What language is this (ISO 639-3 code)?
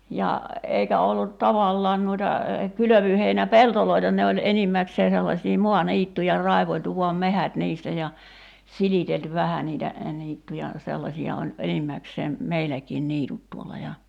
fin